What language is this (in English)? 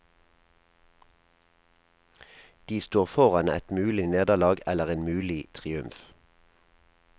Norwegian